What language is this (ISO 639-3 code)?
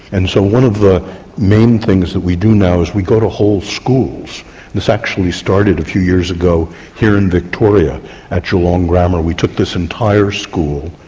eng